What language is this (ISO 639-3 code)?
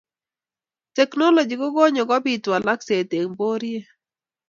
kln